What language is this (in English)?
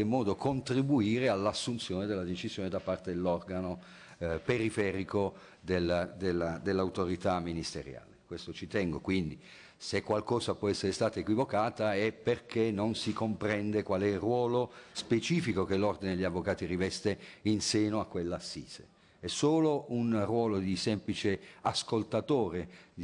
Italian